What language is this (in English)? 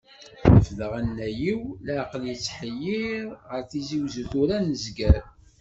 Kabyle